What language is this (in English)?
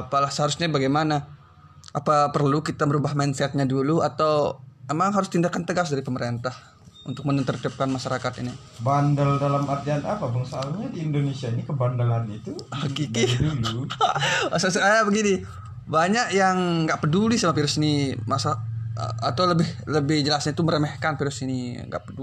Indonesian